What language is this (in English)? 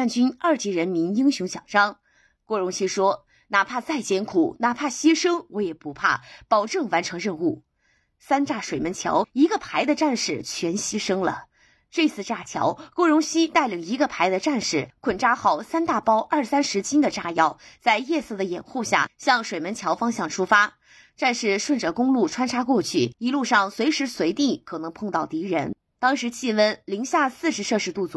Chinese